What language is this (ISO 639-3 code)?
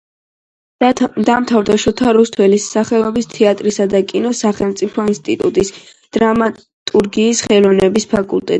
kat